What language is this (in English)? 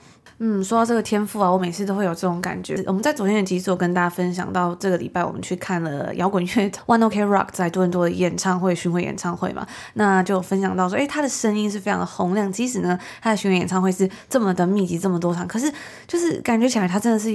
Chinese